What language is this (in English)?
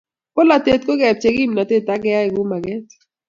Kalenjin